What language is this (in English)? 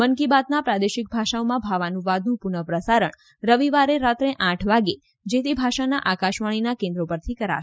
Gujarati